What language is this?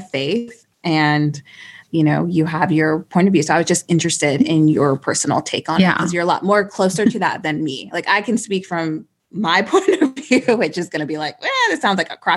English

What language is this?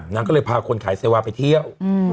Thai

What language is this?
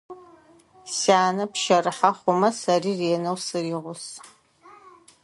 Adyghe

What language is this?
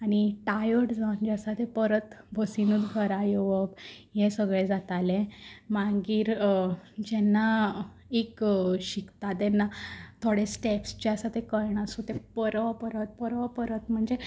Konkani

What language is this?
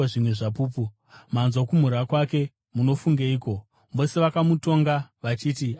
Shona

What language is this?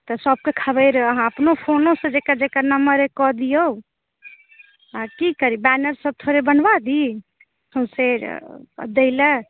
Maithili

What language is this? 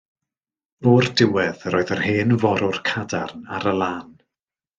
Welsh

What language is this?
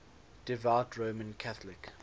English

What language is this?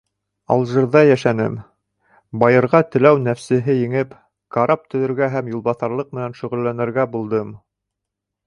Bashkir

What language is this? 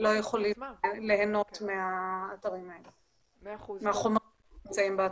Hebrew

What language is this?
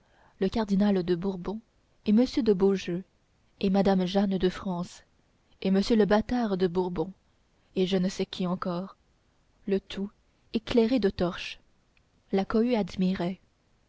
French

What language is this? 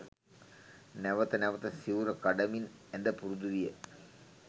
Sinhala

